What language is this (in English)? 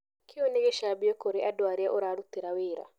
Kikuyu